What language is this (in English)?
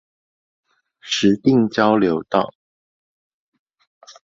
Chinese